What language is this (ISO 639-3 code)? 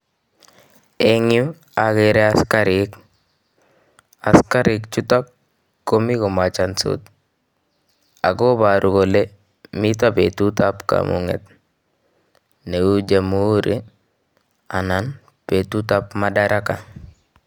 kln